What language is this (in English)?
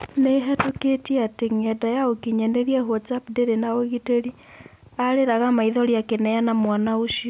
Kikuyu